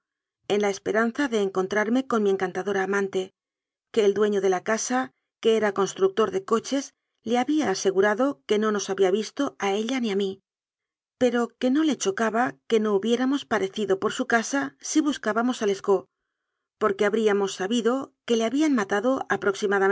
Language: Spanish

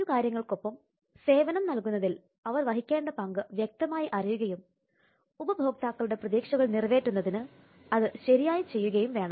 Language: Malayalam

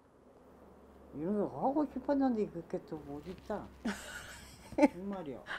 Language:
Korean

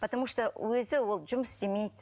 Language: Kazakh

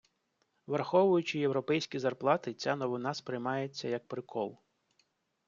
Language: Ukrainian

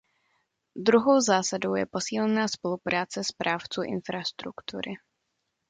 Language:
Czech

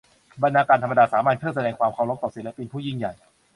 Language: Thai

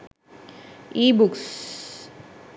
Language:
Sinhala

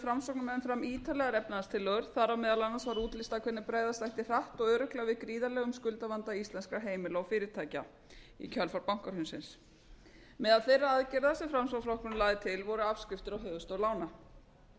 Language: Icelandic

